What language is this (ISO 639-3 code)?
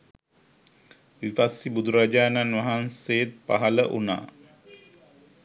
sin